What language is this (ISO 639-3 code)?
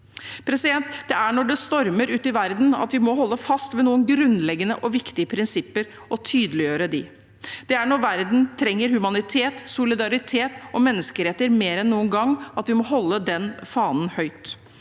nor